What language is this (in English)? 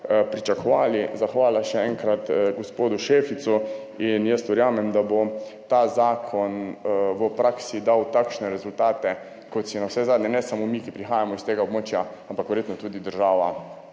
Slovenian